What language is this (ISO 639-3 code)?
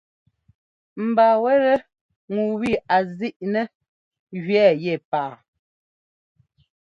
jgo